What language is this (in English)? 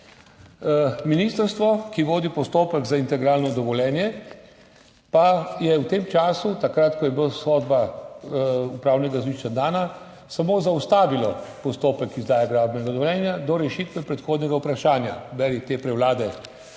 Slovenian